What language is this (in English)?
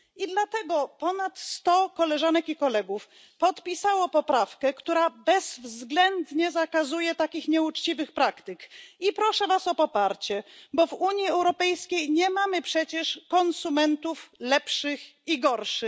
Polish